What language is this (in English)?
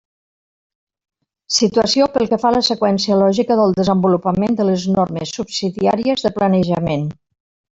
Catalan